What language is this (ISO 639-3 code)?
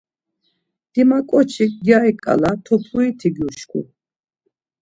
lzz